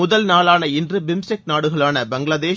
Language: Tamil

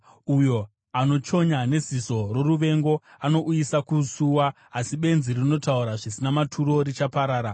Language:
Shona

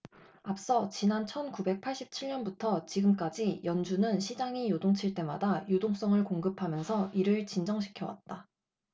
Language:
Korean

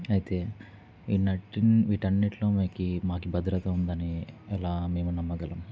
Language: Telugu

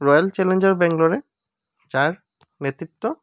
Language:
Assamese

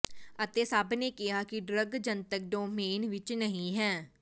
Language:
Punjabi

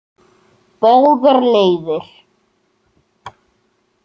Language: Icelandic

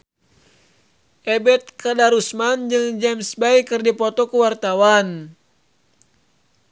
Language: Sundanese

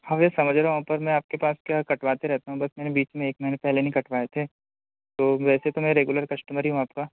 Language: Hindi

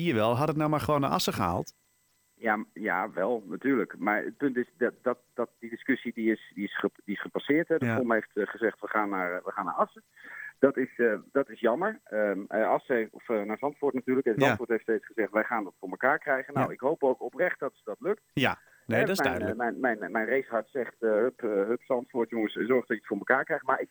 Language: Dutch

